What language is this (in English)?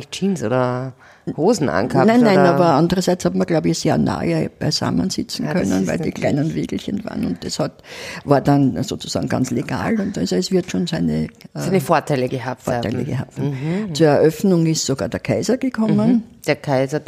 German